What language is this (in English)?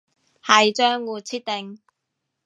Cantonese